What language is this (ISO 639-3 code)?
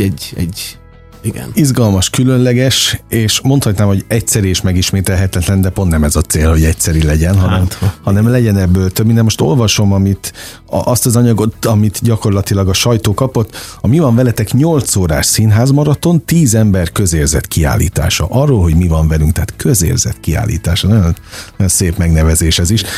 hun